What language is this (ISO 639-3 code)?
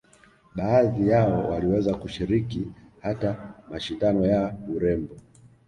swa